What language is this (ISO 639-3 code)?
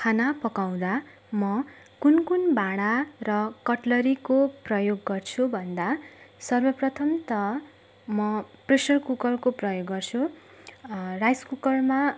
nep